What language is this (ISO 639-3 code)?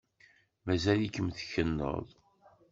kab